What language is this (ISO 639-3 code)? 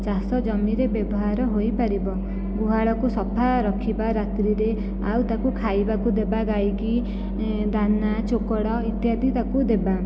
ori